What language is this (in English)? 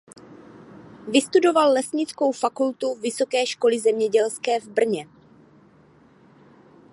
Czech